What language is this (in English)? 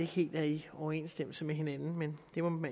Danish